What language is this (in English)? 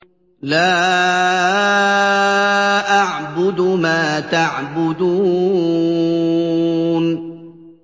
Arabic